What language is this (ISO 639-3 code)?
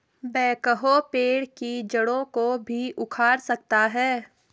hin